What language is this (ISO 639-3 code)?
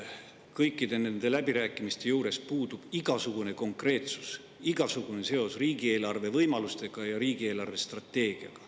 est